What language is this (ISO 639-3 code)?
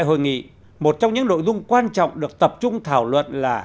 vie